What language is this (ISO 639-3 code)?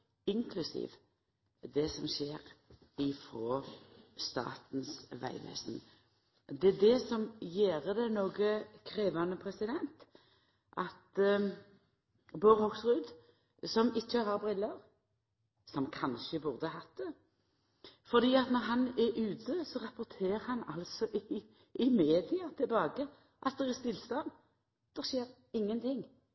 nno